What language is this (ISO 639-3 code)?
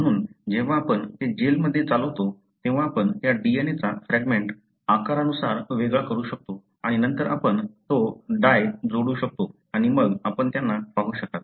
mar